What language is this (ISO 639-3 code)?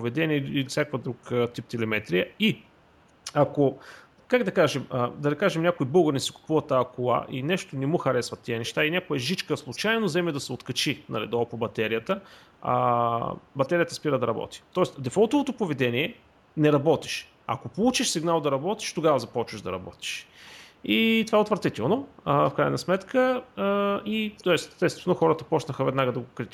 bul